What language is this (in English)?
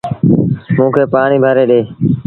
Sindhi Bhil